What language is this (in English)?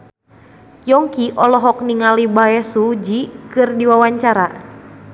Sundanese